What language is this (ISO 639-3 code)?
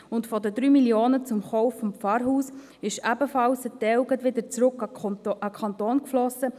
gsw